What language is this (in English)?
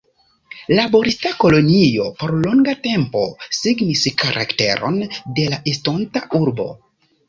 Esperanto